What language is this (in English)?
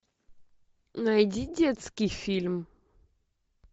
Russian